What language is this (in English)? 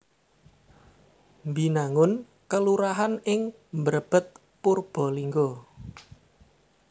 Javanese